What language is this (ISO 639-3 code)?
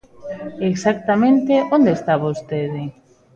glg